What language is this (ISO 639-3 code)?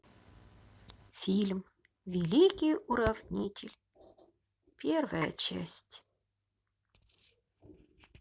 rus